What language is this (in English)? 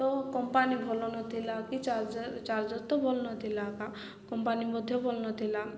Odia